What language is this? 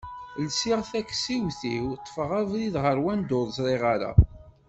Kabyle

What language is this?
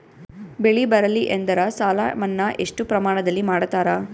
Kannada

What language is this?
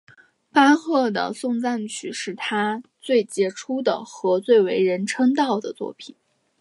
Chinese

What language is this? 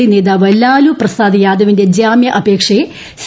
Malayalam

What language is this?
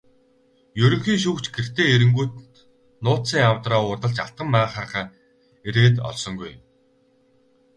Mongolian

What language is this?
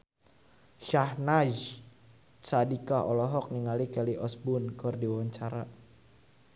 Sundanese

